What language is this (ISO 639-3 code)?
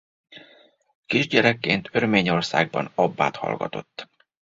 hun